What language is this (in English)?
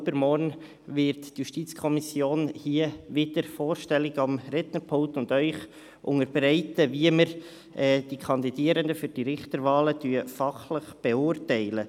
Swiss German